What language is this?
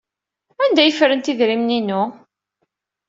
Kabyle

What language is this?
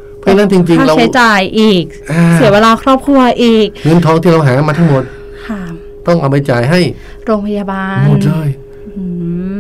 Thai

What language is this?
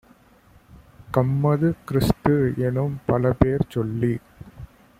Tamil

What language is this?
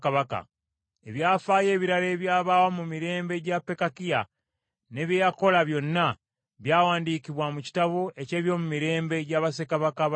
Ganda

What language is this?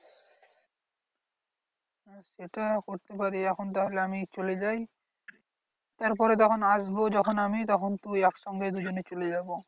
Bangla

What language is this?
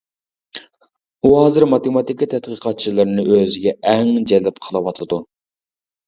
Uyghur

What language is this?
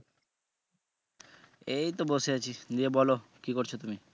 Bangla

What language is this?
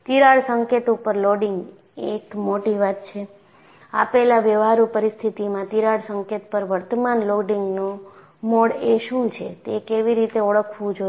Gujarati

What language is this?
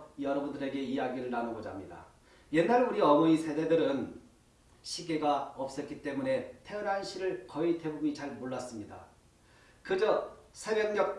Korean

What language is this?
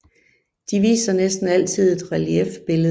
Danish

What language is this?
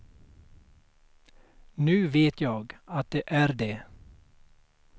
Swedish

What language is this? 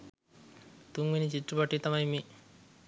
Sinhala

